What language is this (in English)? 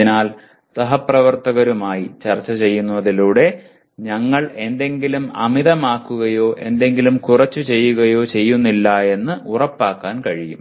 Malayalam